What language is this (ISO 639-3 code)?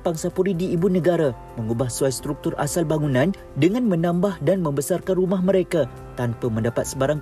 msa